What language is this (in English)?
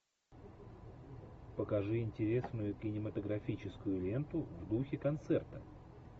Russian